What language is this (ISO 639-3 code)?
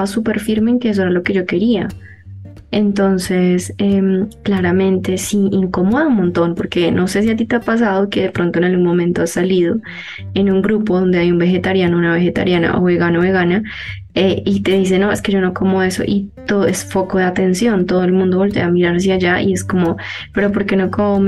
spa